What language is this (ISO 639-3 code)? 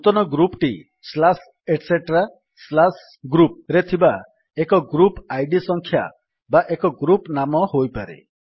ori